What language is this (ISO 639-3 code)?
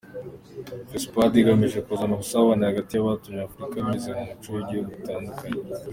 kin